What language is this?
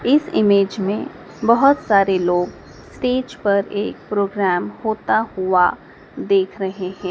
Hindi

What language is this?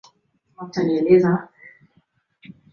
Swahili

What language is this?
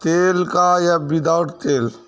Urdu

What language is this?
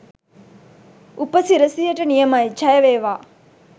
Sinhala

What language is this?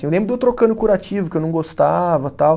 Portuguese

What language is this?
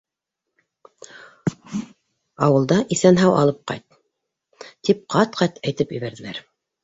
Bashkir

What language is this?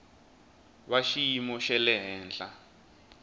Tsonga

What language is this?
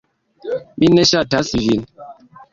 Esperanto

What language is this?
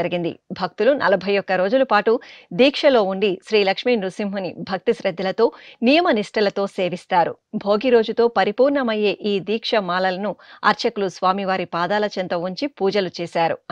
Telugu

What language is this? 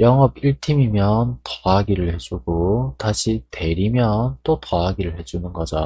Korean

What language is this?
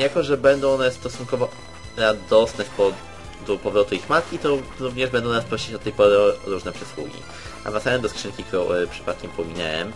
Polish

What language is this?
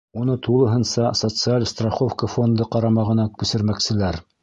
Bashkir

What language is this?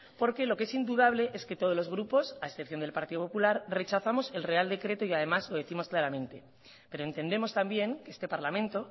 Spanish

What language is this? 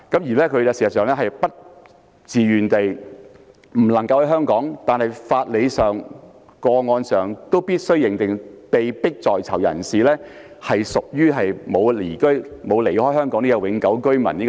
Cantonese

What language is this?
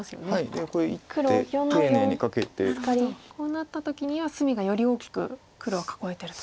Japanese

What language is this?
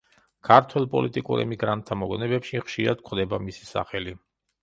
Georgian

